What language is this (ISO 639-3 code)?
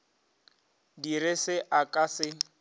nso